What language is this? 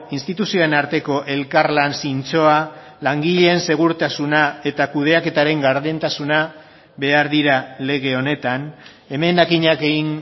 Basque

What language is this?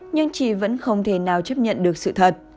Vietnamese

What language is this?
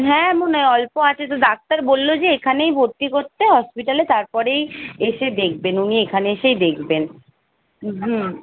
Bangla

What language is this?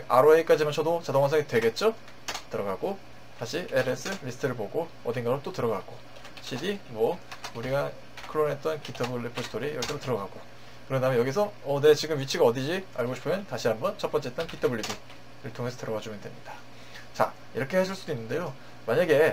Korean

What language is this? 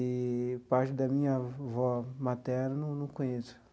Portuguese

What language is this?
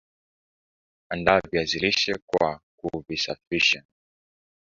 Swahili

